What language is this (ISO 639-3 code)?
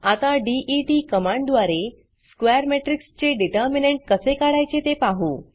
mar